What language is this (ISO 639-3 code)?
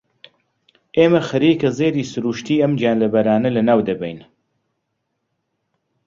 ckb